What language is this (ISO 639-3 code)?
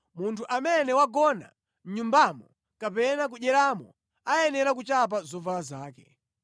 nya